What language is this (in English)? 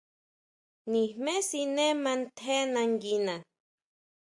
Huautla Mazatec